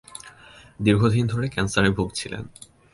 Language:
Bangla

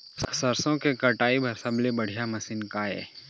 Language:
Chhattisgarhi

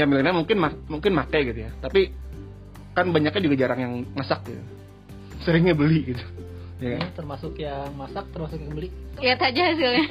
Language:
Indonesian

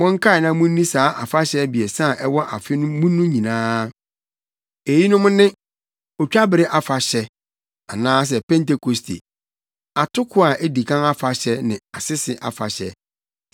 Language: Akan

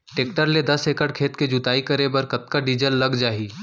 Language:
Chhattisgarhi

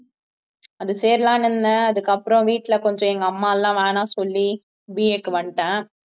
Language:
Tamil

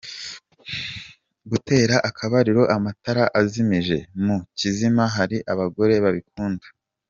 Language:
Kinyarwanda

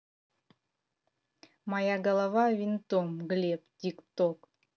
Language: Russian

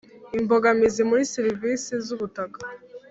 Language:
Kinyarwanda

